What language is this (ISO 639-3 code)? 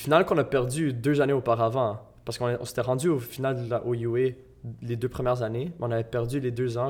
fra